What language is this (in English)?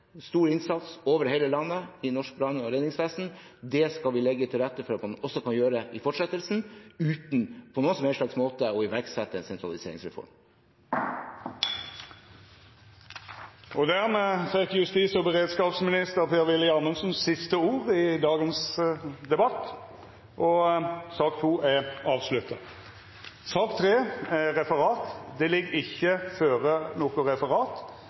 Norwegian